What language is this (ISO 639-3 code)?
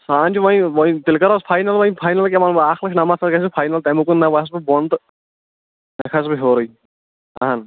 kas